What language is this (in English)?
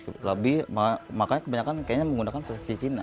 Indonesian